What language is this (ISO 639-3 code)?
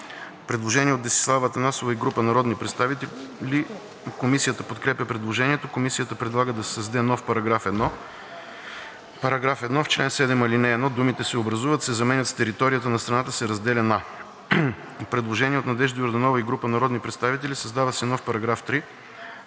bul